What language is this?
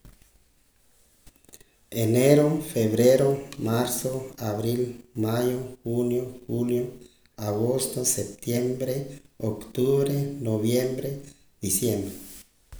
Poqomam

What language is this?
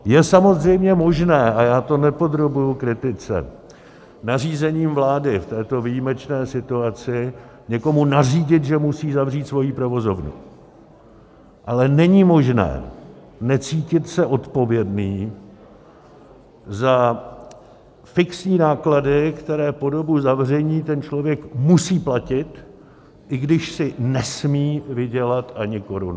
Czech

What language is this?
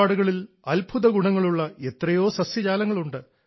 Malayalam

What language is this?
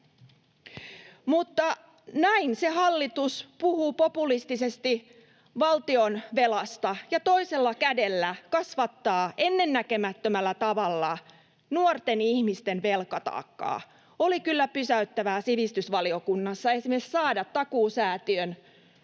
Finnish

